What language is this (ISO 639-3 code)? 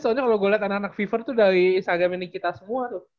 ind